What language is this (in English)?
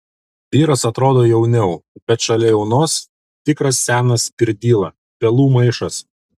Lithuanian